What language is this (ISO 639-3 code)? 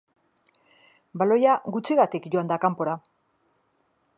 eus